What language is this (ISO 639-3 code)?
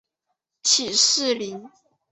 zho